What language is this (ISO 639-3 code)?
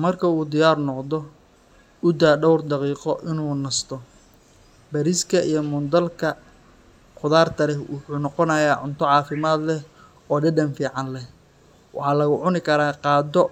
som